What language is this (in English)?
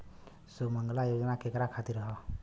Bhojpuri